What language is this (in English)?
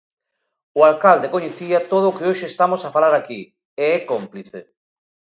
Galician